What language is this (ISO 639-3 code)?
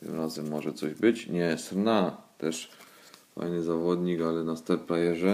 pol